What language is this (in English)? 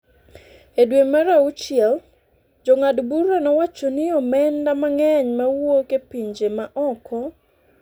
Luo (Kenya and Tanzania)